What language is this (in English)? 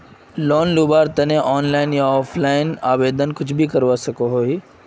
Magahi